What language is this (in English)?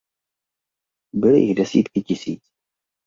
Czech